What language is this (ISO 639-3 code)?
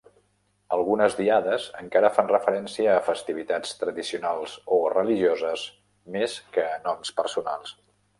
cat